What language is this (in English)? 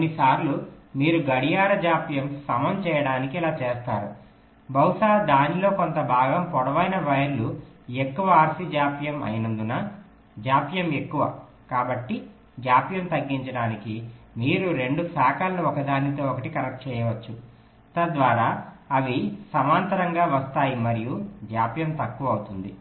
Telugu